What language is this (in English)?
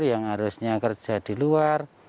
Indonesian